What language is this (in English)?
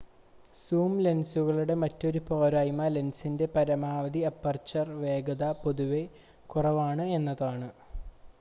Malayalam